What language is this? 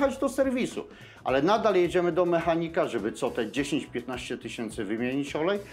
Polish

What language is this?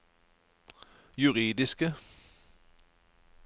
Norwegian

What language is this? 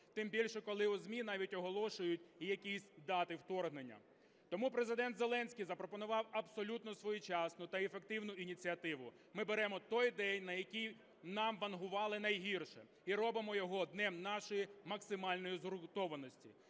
Ukrainian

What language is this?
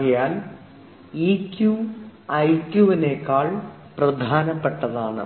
Malayalam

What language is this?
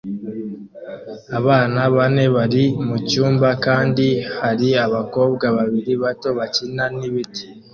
Kinyarwanda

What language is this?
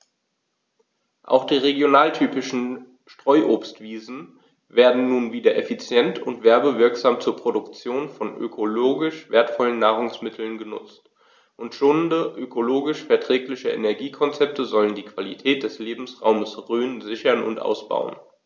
German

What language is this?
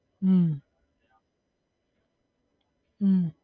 Gujarati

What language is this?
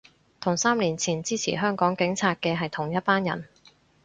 Cantonese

